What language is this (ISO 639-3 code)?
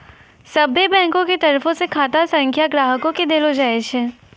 mai